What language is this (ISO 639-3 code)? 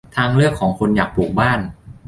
tha